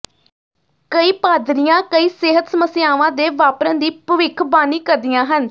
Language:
Punjabi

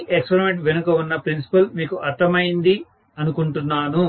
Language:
Telugu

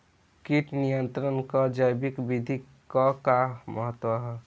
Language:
Bhojpuri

